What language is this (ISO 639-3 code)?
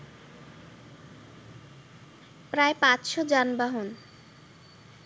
ben